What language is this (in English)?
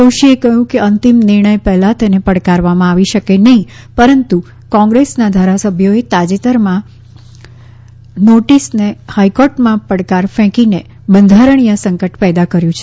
Gujarati